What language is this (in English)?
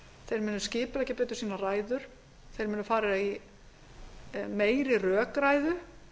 Icelandic